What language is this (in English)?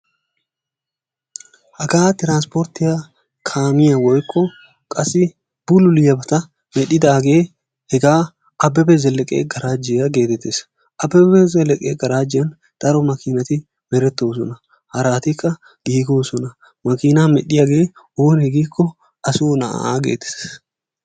Wolaytta